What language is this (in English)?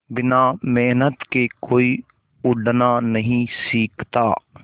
Hindi